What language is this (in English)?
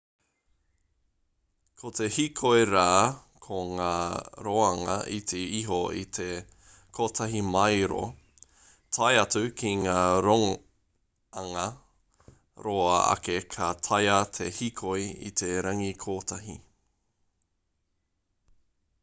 Māori